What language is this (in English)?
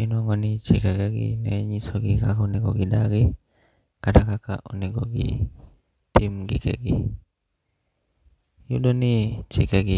Luo (Kenya and Tanzania)